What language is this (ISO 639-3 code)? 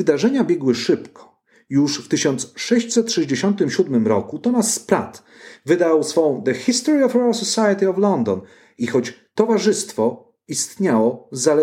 pol